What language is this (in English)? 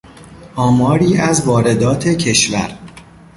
Persian